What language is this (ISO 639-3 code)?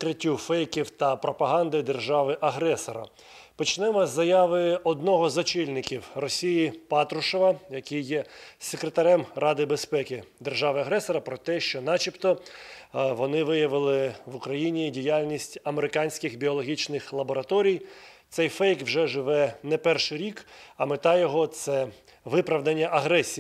ukr